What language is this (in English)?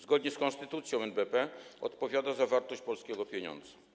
Polish